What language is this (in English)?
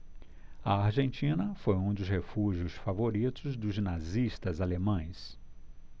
Portuguese